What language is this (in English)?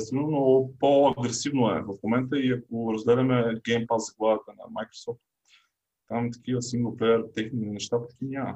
Bulgarian